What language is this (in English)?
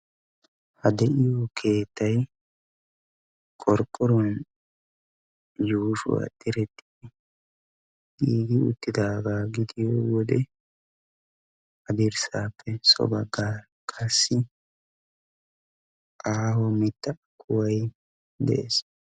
Wolaytta